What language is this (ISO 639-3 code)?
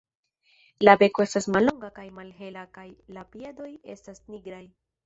epo